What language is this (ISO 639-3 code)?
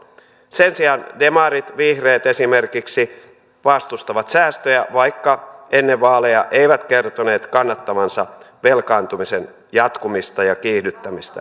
fin